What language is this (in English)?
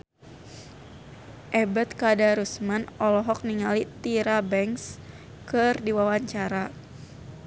Sundanese